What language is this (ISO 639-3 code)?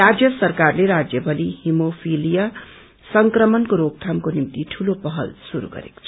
nep